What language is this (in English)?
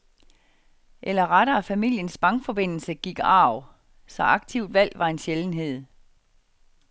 Danish